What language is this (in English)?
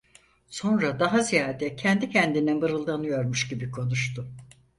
Turkish